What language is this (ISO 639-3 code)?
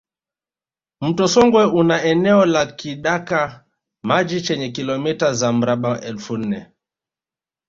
swa